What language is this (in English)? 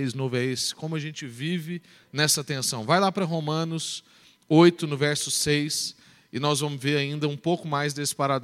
Portuguese